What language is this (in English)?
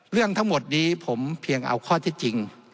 Thai